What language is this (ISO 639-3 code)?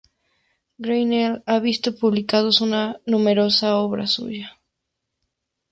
spa